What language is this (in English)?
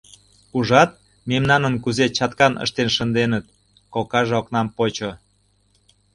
Mari